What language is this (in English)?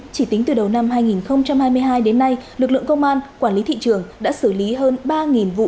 Vietnamese